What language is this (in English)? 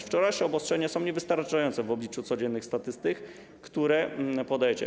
Polish